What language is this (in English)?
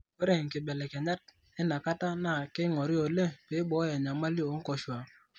Masai